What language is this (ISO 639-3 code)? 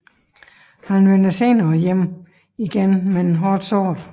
dan